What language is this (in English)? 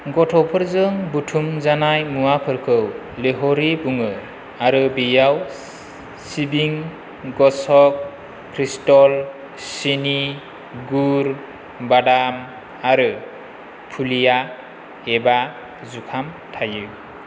Bodo